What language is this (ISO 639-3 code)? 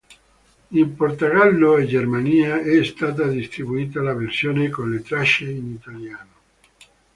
ita